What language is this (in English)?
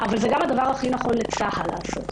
Hebrew